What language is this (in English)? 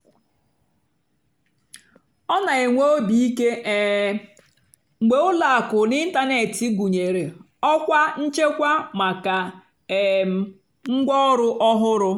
Igbo